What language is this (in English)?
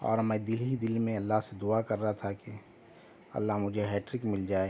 Urdu